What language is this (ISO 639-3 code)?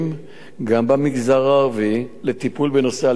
heb